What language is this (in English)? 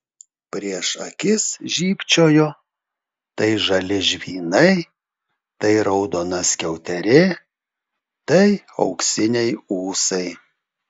Lithuanian